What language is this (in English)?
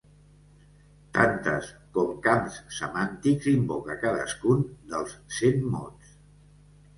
Catalan